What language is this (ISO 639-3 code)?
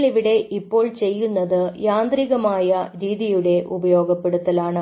mal